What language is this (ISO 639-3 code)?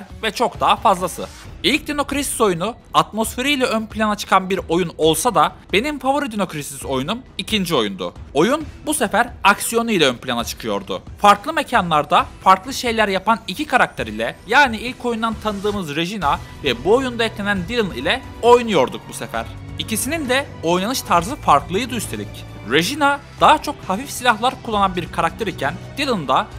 tur